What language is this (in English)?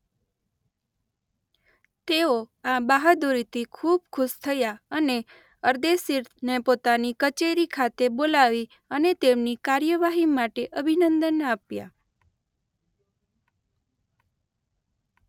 Gujarati